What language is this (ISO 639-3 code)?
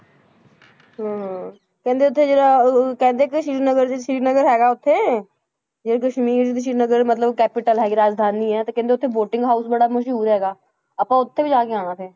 pan